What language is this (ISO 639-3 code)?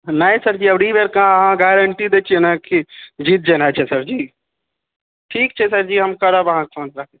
mai